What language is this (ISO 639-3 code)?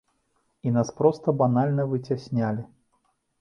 bel